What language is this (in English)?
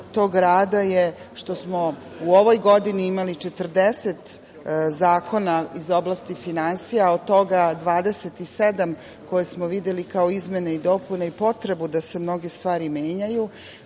Serbian